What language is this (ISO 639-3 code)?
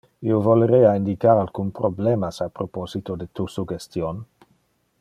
ina